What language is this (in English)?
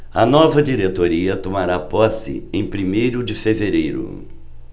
Portuguese